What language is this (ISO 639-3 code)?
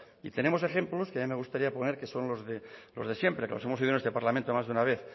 spa